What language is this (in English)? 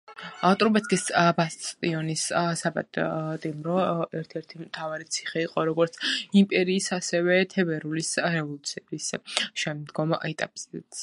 Georgian